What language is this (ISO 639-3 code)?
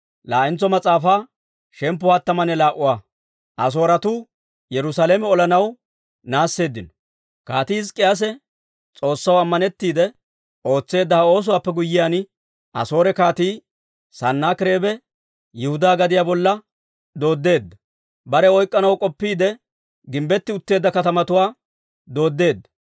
dwr